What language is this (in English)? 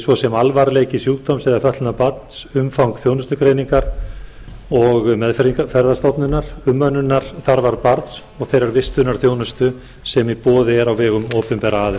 Icelandic